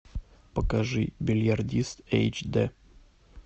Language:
Russian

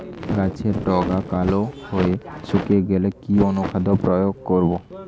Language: Bangla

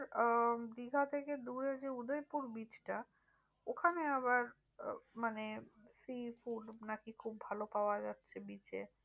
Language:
Bangla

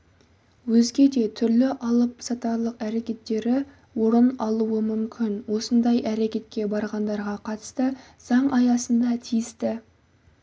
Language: Kazakh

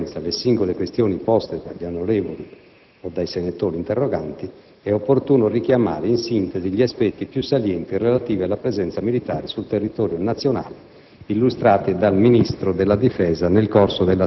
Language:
Italian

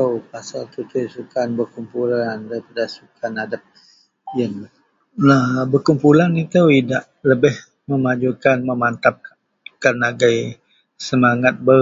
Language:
Central Melanau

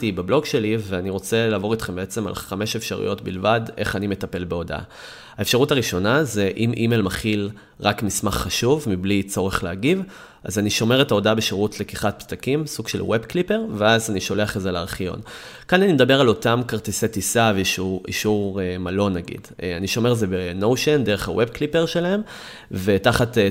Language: Hebrew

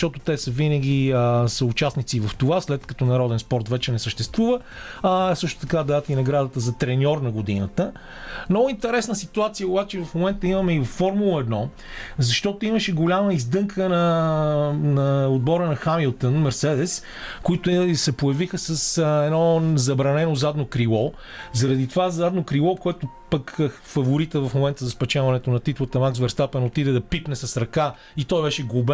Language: Bulgarian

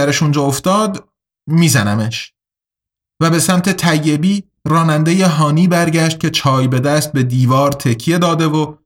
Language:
Persian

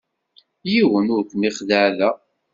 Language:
Kabyle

